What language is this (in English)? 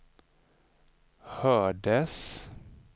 Swedish